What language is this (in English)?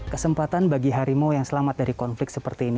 Indonesian